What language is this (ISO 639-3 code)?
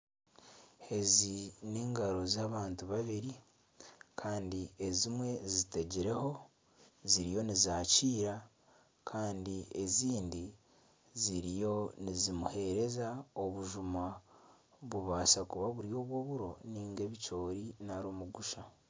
nyn